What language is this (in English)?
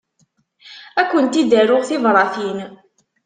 Kabyle